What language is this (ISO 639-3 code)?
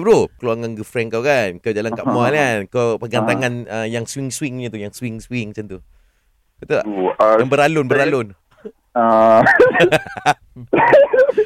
msa